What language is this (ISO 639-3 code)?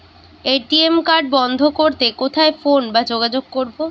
ben